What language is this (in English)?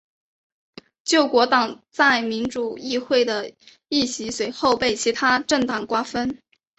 Chinese